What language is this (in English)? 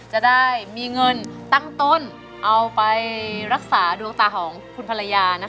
Thai